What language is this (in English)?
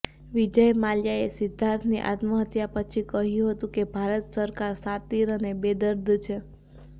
Gujarati